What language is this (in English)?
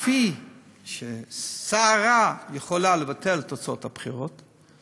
Hebrew